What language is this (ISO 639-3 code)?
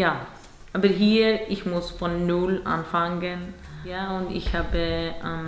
deu